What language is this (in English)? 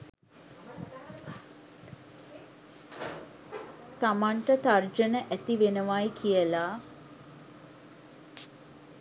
Sinhala